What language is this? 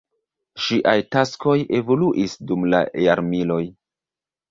Esperanto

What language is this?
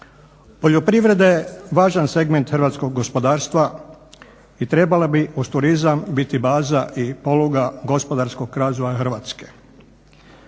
Croatian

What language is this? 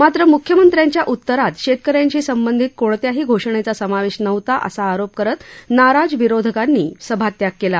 Marathi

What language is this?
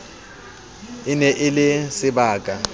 Southern Sotho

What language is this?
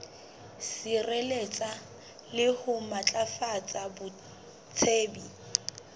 Southern Sotho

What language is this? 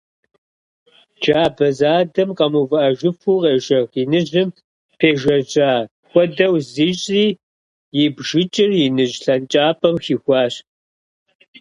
Kabardian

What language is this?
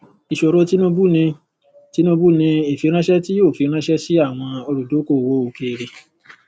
Yoruba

